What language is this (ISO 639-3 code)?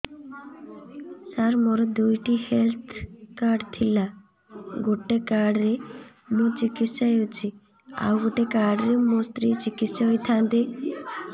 ori